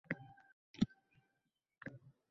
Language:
Uzbek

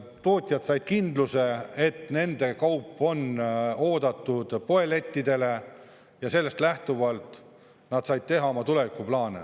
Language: Estonian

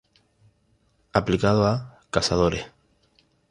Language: Spanish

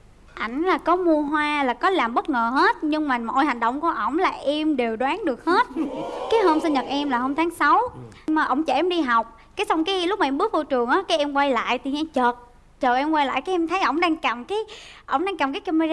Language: Vietnamese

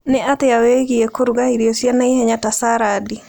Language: Kikuyu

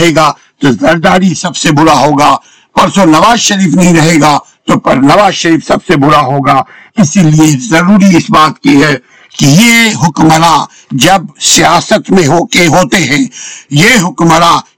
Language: Urdu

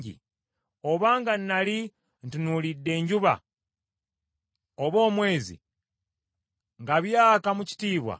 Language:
Ganda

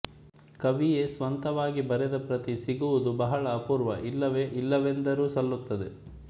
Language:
Kannada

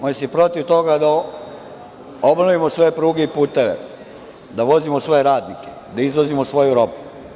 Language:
Serbian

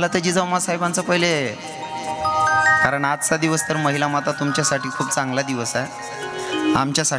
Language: Arabic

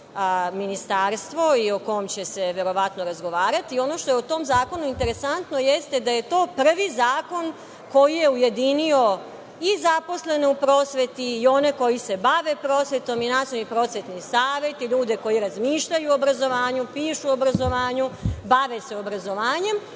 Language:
Serbian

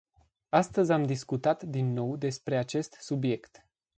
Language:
Romanian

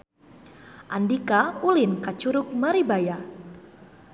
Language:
Sundanese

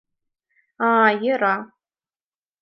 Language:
Mari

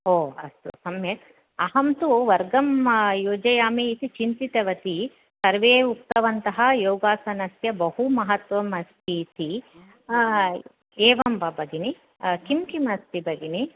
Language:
Sanskrit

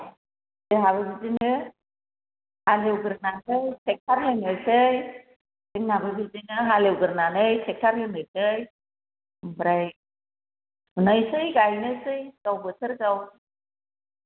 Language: Bodo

